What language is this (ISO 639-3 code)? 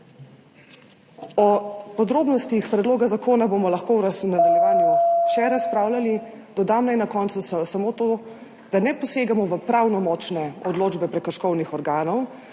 slv